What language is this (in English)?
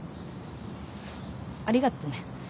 Japanese